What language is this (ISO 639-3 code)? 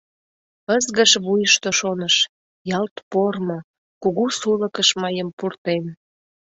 chm